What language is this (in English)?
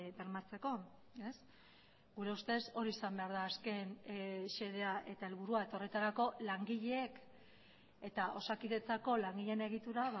Basque